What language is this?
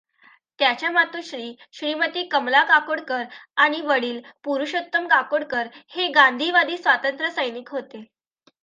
Marathi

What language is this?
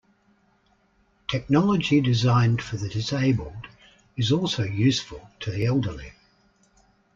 English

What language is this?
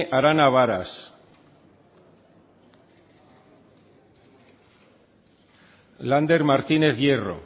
Basque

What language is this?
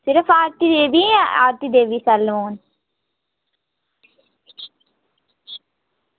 Dogri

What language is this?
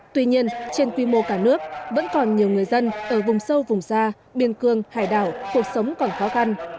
Vietnamese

